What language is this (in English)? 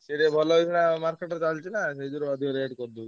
Odia